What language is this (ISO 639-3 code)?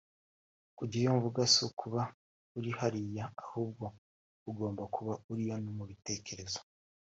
kin